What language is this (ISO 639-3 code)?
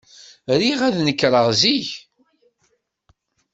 kab